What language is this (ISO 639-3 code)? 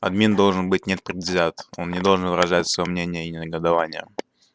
rus